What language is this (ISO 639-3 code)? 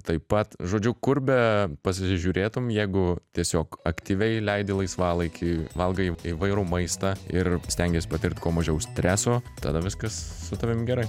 lit